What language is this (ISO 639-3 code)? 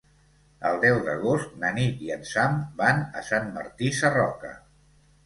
cat